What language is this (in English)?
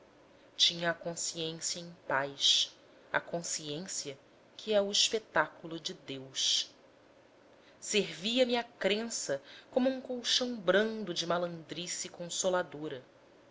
Portuguese